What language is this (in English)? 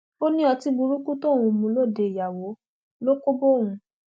Yoruba